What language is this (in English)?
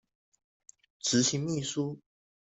Chinese